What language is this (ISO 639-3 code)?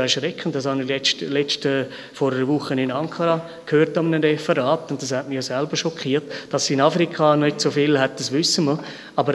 deu